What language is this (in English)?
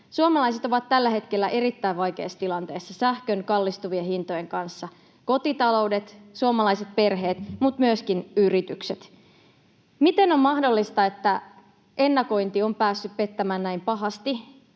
Finnish